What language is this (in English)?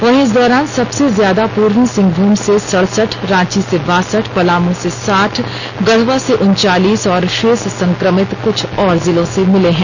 Hindi